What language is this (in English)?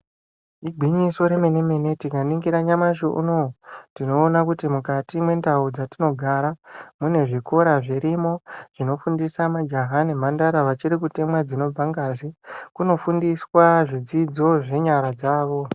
Ndau